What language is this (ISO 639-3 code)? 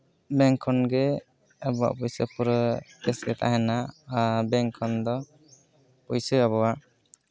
sat